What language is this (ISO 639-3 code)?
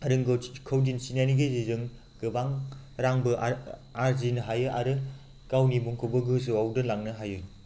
brx